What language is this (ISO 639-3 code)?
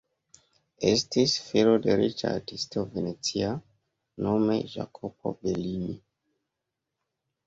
epo